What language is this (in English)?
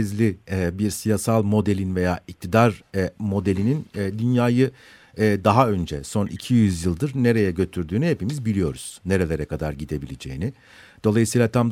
Turkish